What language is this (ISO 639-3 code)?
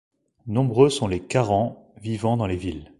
fra